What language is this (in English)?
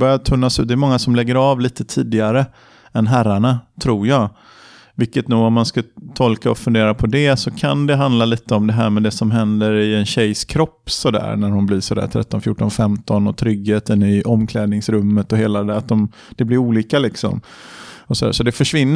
Swedish